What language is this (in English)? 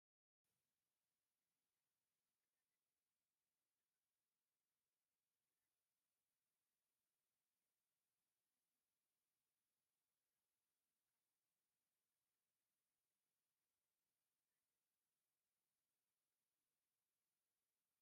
Tigrinya